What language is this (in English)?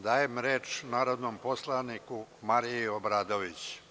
Serbian